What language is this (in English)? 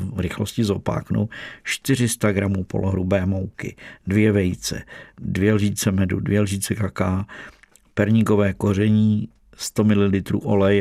Czech